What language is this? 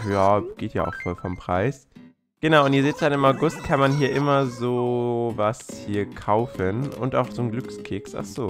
German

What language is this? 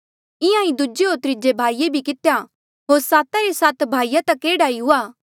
Mandeali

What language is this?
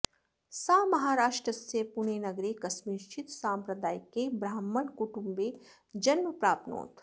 Sanskrit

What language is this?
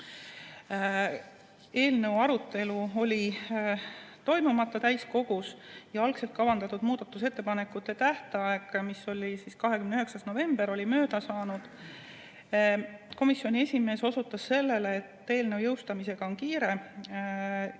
Estonian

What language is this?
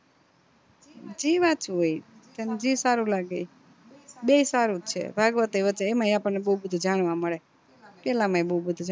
Gujarati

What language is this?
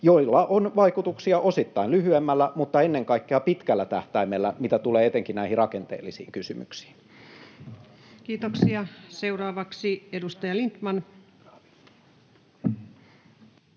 Finnish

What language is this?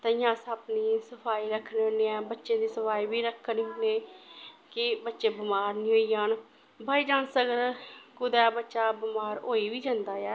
Dogri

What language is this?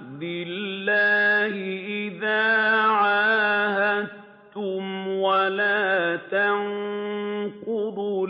Arabic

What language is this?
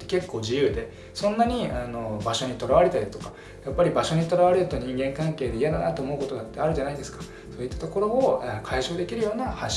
Japanese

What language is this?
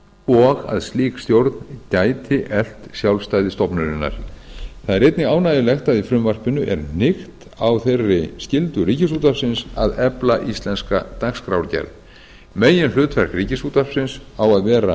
Icelandic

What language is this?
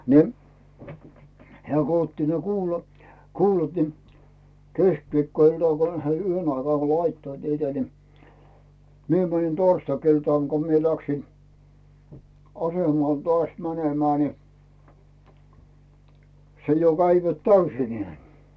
Finnish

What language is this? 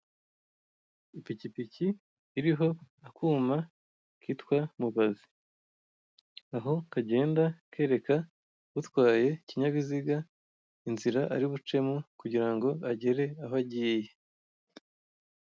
Kinyarwanda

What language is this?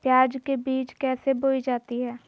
Magahi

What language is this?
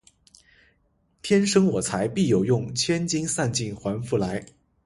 Chinese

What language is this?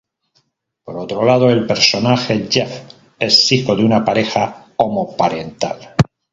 Spanish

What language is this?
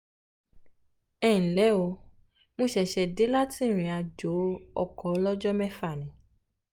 Yoruba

